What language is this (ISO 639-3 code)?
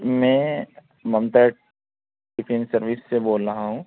urd